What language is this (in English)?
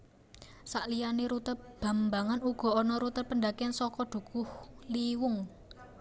Javanese